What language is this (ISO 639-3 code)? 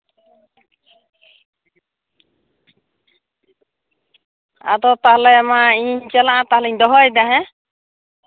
sat